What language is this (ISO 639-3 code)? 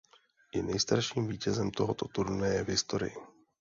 ces